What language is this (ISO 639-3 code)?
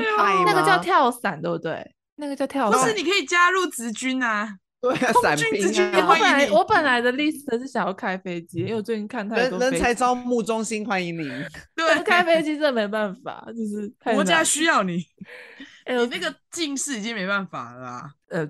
zho